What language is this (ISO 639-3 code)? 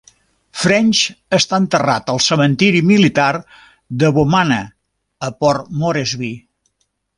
cat